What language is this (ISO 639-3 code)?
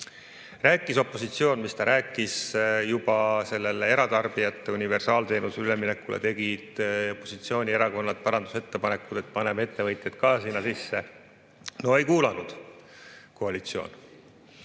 est